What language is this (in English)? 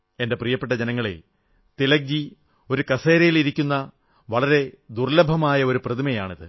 Malayalam